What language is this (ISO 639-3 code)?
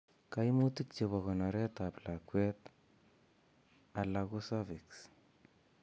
kln